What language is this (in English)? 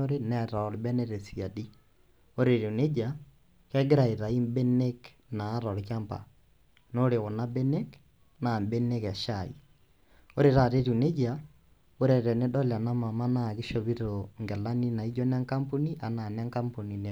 Masai